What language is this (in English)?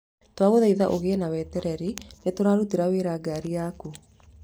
Kikuyu